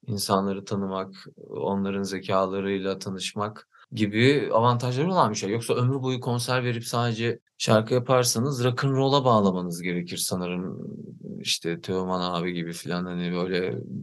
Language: Turkish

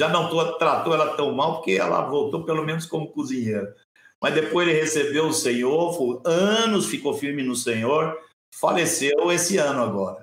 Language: Portuguese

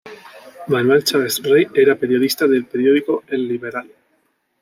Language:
Spanish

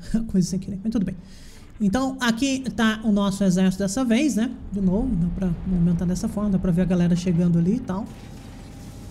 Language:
Portuguese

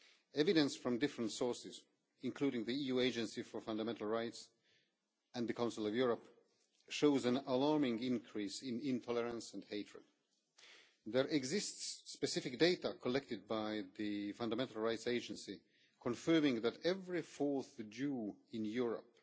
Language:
English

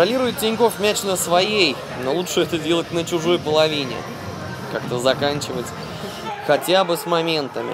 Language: Russian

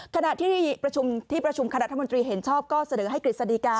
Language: Thai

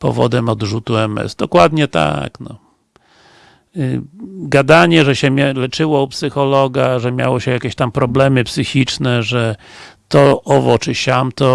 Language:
Polish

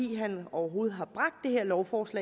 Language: Danish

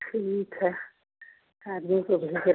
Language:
Hindi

